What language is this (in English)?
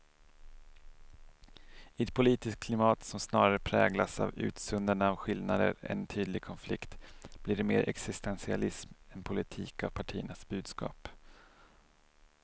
Swedish